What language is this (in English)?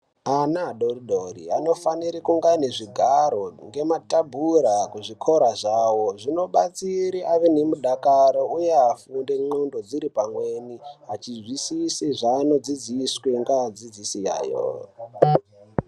Ndau